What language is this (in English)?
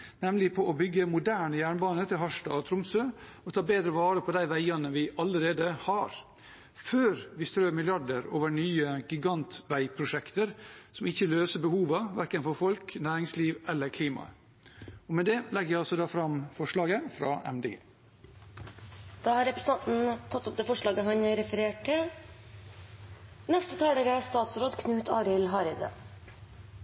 Norwegian